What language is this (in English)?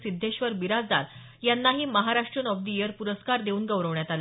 Marathi